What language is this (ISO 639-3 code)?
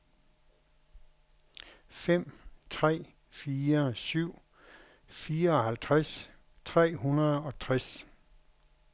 dan